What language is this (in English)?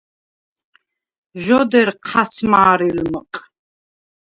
Svan